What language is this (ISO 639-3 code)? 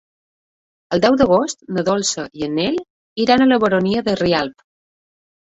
cat